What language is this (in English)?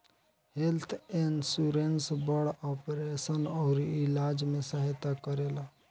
Bhojpuri